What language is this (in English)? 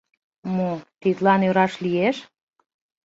Mari